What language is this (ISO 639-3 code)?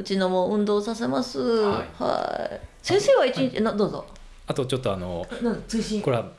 jpn